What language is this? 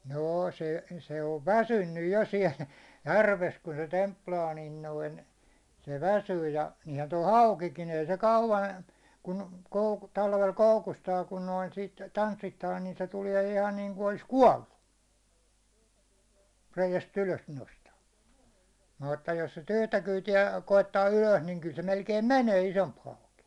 Finnish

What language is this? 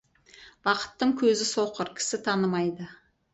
Kazakh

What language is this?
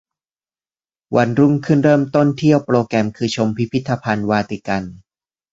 Thai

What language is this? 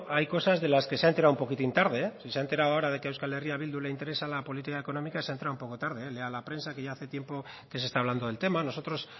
Spanish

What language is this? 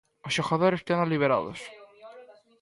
Galician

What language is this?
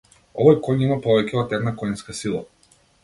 Macedonian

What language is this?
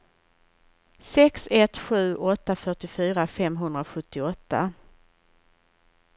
Swedish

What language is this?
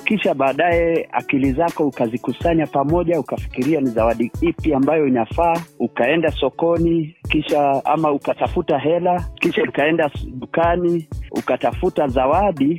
Swahili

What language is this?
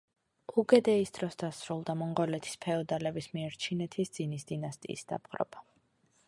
Georgian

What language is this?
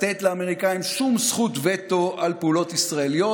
Hebrew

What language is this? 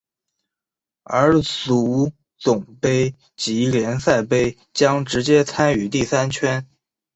Chinese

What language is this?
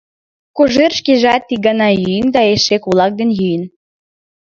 Mari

